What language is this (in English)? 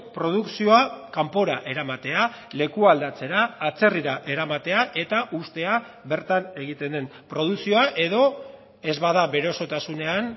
Basque